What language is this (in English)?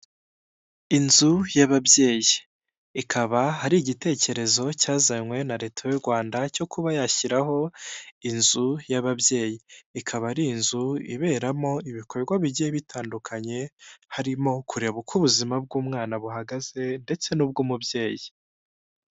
Kinyarwanda